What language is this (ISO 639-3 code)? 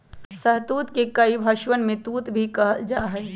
mag